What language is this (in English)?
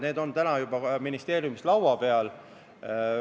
Estonian